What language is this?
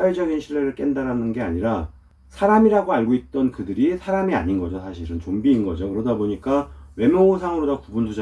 Korean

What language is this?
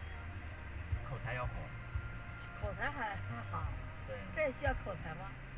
Chinese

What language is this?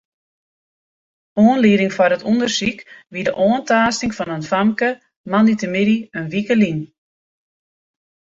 Western Frisian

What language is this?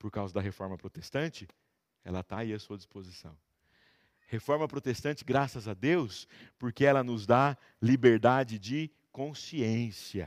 Portuguese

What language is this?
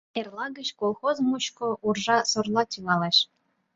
Mari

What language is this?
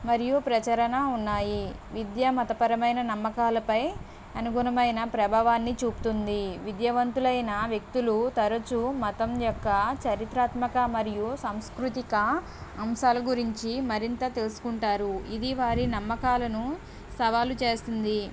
Telugu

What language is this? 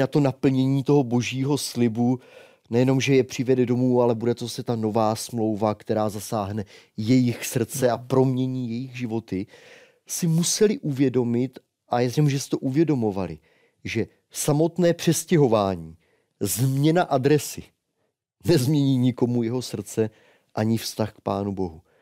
Czech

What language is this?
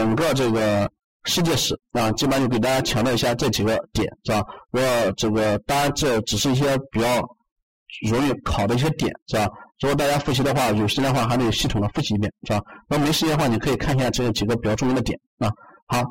Chinese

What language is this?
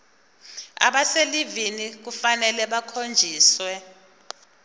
Zulu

